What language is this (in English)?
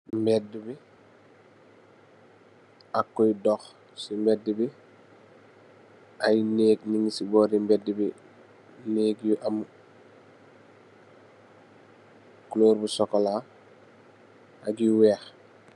Wolof